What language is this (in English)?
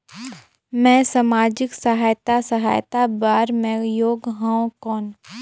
Chhattisgarhi